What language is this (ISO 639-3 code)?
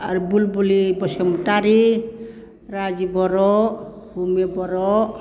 brx